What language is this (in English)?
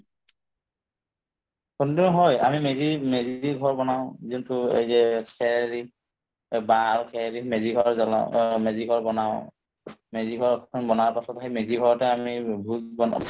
Assamese